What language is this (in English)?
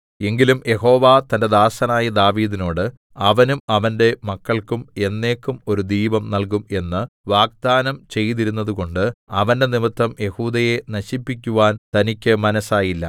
Malayalam